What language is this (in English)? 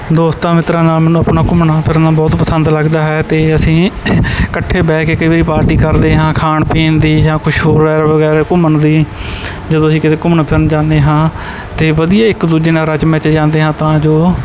Punjabi